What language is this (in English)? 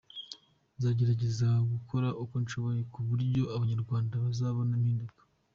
Kinyarwanda